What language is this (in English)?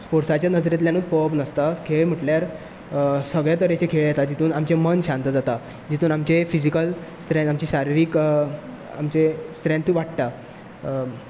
Konkani